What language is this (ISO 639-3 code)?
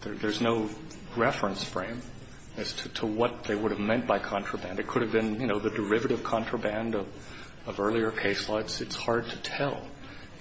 eng